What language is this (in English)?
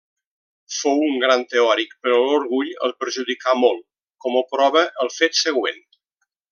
Catalan